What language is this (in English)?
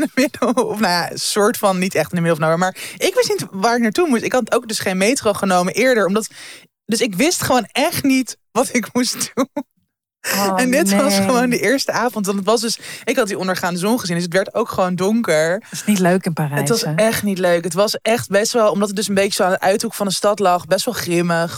Dutch